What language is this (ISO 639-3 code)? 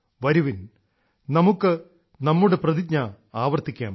mal